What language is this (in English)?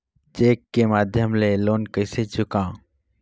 Chhattisgarhi